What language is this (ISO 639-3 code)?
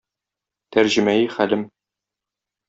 tat